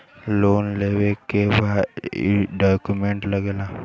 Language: Bhojpuri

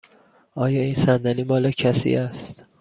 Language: Persian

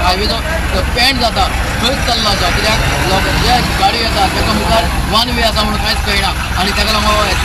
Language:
Marathi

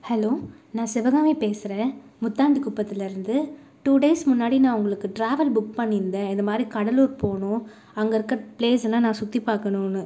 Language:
Tamil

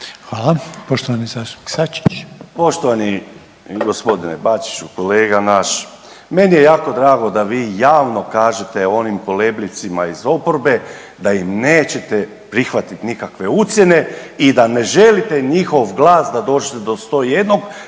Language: Croatian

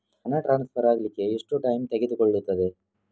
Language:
Kannada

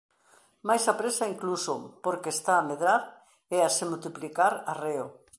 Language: Galician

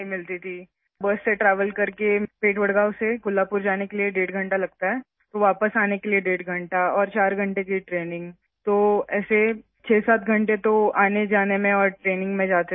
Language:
Urdu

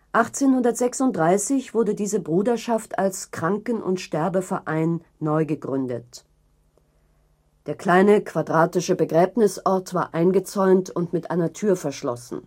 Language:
German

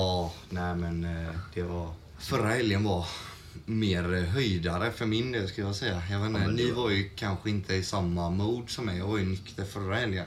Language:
Swedish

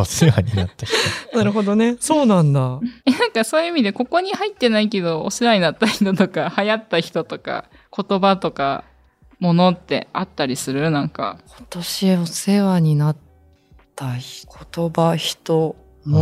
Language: Japanese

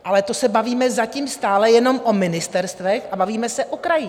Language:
Czech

